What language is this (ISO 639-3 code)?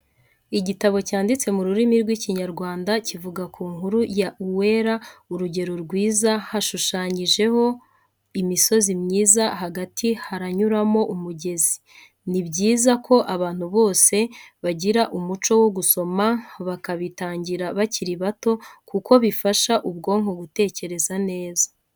kin